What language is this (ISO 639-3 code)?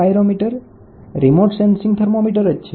guj